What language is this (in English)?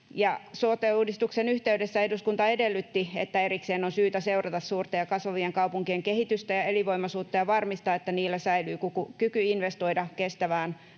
Finnish